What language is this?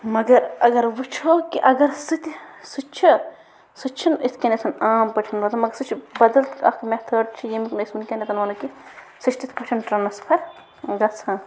Kashmiri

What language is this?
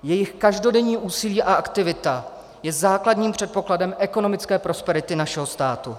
Czech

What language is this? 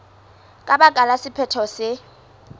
Southern Sotho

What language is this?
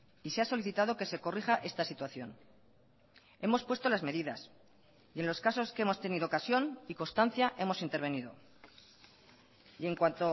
Spanish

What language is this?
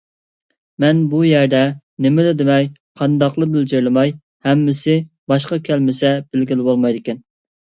Uyghur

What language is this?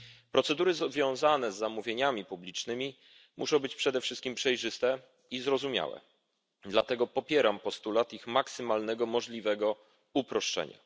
Polish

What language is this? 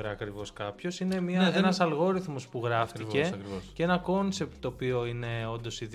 Greek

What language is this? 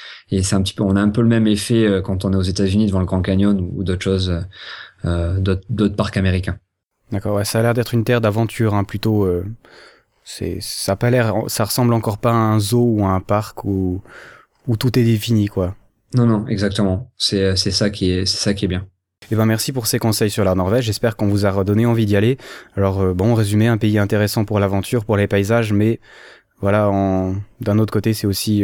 French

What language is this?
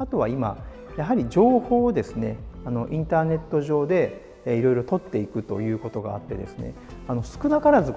Japanese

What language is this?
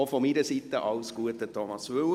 Swiss German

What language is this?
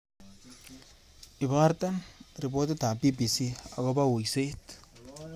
Kalenjin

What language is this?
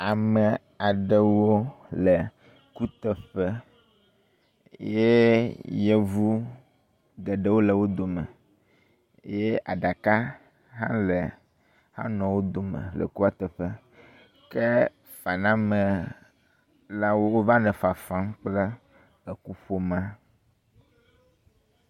Ewe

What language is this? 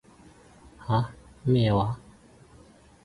Cantonese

